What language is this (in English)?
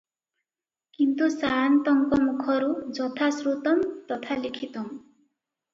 Odia